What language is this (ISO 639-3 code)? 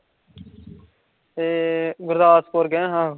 pan